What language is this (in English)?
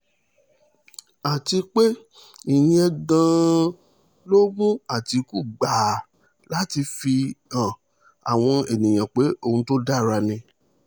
Yoruba